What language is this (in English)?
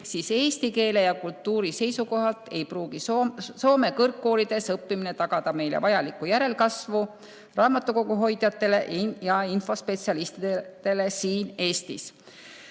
Estonian